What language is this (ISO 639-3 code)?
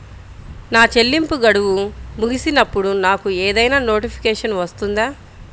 tel